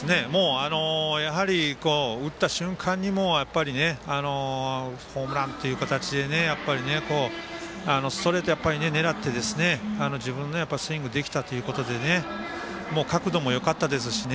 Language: Japanese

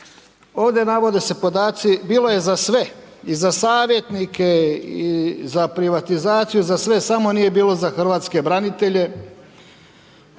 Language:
Croatian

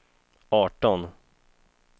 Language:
Swedish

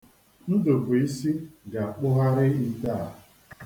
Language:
Igbo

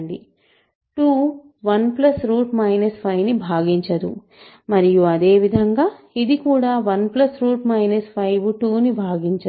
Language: Telugu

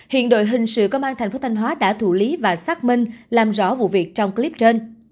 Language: Vietnamese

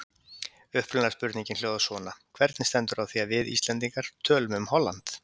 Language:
Icelandic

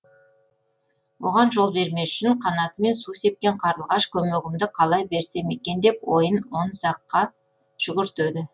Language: Kazakh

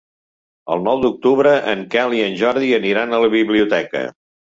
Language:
Catalan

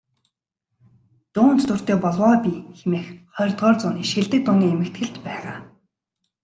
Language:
Mongolian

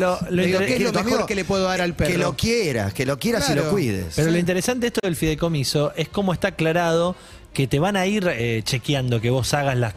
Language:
Spanish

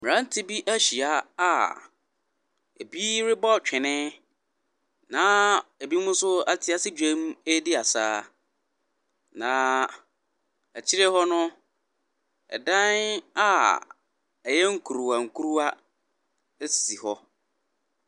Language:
Akan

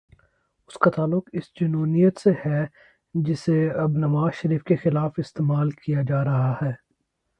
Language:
Urdu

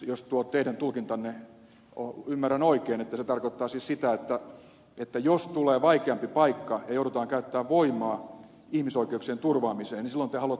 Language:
Finnish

